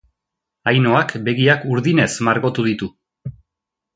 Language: Basque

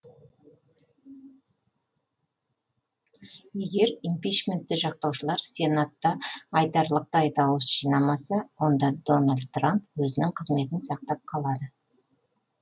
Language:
Kazakh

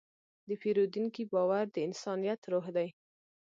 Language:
Pashto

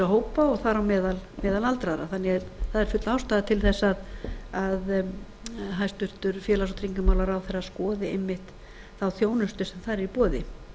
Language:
Icelandic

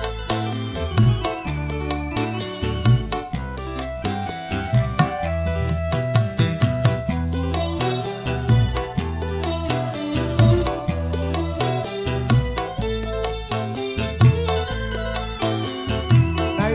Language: Indonesian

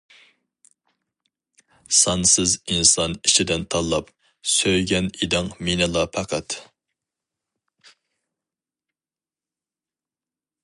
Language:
Uyghur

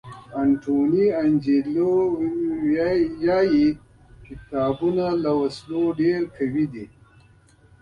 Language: Pashto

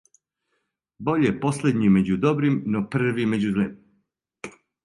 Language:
Serbian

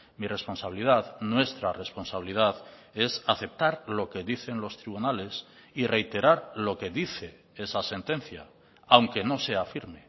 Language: Spanish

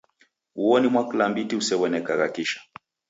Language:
Taita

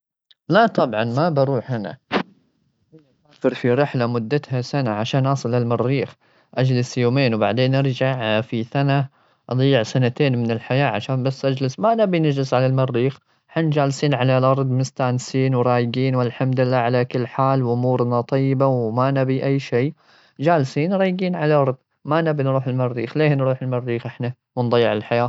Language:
Gulf Arabic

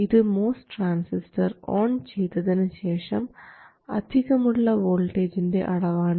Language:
Malayalam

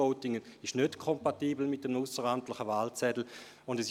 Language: Swiss German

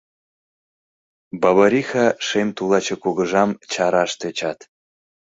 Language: Mari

